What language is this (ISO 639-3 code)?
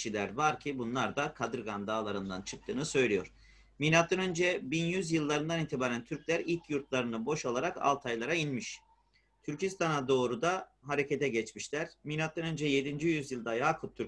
tur